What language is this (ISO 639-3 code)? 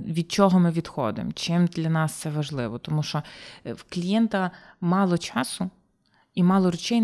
ukr